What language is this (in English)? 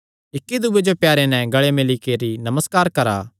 Kangri